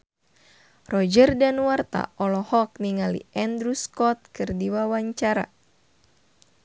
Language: Sundanese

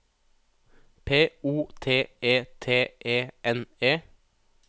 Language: Norwegian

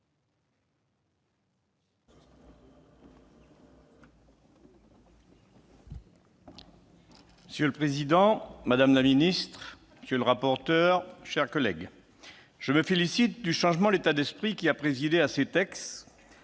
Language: French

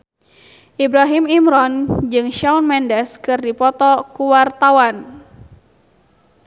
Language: Sundanese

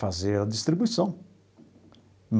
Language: Portuguese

